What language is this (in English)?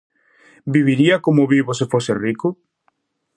Galician